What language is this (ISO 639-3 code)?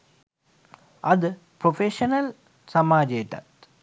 sin